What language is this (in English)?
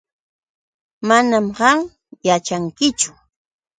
Yauyos Quechua